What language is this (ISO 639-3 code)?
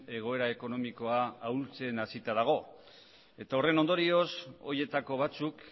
eus